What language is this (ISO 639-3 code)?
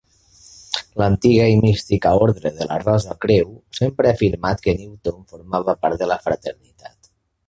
cat